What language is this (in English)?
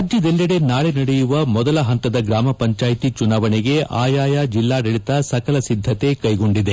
Kannada